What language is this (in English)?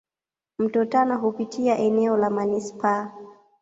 Swahili